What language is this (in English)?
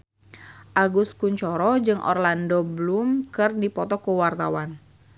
Sundanese